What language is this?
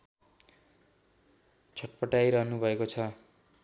Nepali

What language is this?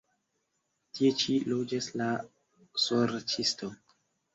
Esperanto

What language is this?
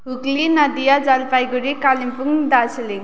Nepali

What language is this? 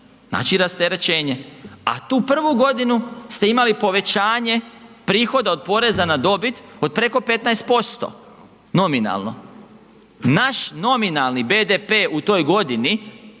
Croatian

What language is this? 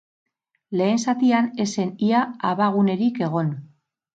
Basque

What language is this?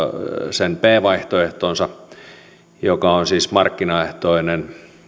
Finnish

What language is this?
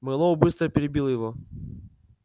Russian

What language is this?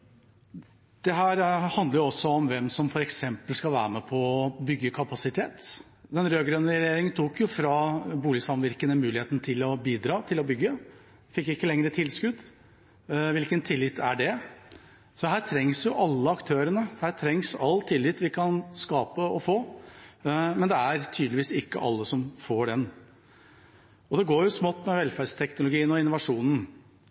Norwegian Bokmål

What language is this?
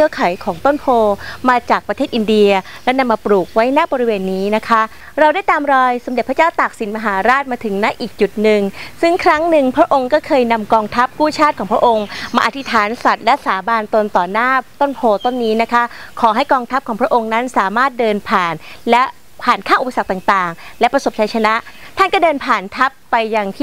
Thai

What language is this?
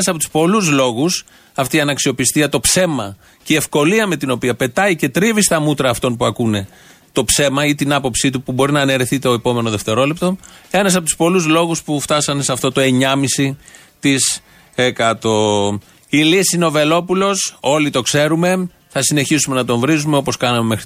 Greek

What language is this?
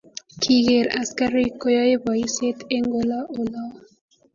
Kalenjin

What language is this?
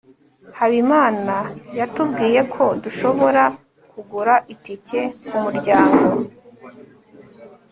Kinyarwanda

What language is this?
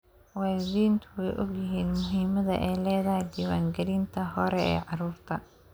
Somali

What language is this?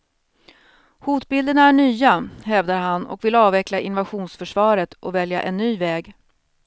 Swedish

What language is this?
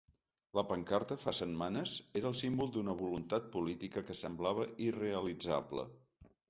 Catalan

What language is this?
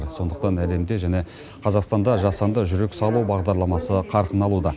Kazakh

